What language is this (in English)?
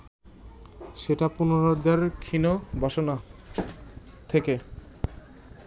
Bangla